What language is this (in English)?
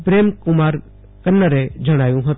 Gujarati